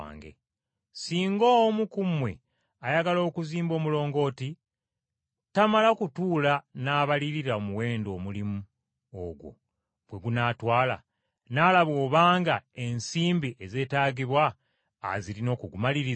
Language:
Ganda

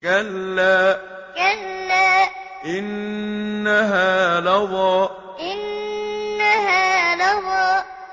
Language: Arabic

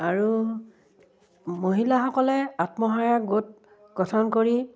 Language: Assamese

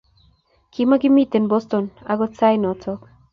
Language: Kalenjin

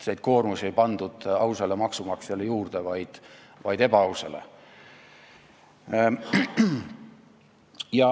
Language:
Estonian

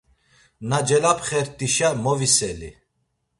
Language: Laz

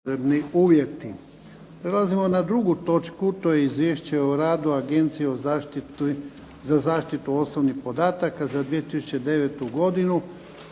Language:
Croatian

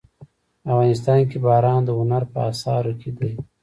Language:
Pashto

